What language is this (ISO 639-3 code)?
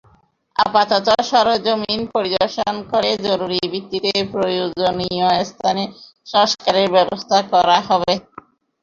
ben